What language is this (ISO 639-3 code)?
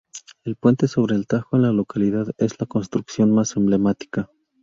spa